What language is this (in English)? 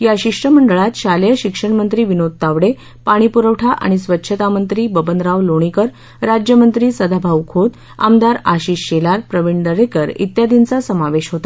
Marathi